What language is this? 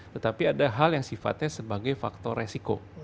Indonesian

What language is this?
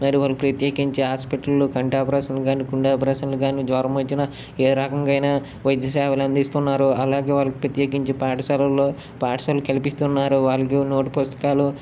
Telugu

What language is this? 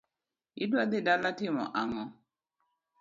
Luo (Kenya and Tanzania)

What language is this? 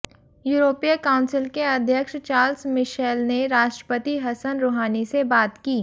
Hindi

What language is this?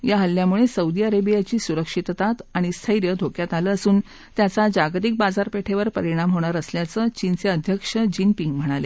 Marathi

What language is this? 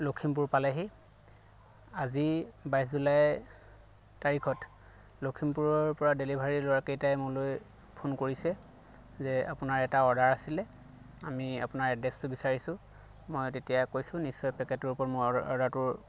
Assamese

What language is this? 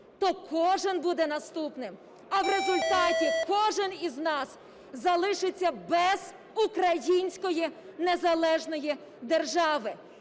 Ukrainian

